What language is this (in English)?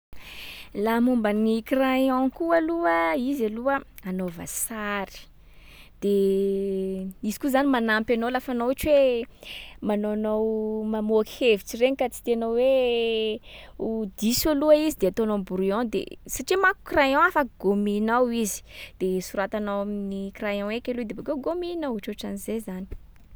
Sakalava Malagasy